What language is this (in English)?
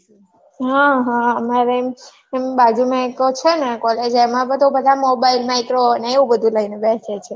Gujarati